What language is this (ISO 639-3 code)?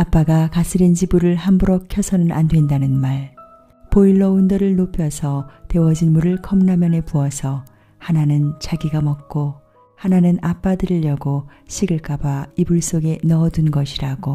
kor